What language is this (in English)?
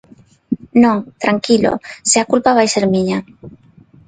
Galician